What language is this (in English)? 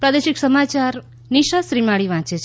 Gujarati